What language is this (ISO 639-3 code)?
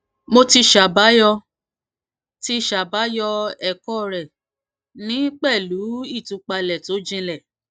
yor